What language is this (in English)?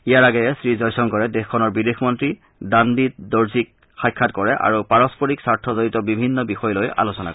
Assamese